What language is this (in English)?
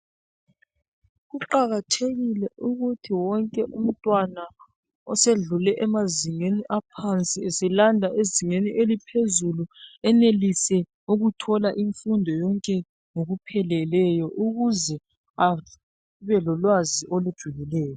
North Ndebele